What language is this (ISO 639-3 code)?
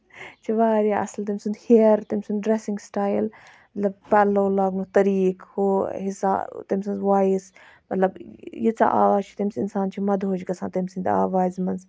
kas